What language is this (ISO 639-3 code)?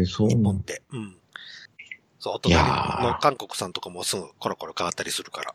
jpn